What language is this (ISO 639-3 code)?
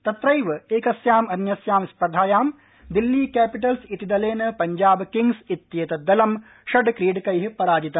san